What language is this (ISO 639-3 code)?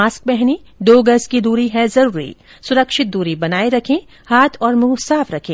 hin